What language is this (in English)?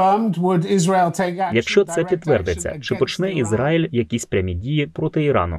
Ukrainian